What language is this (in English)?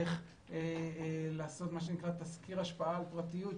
Hebrew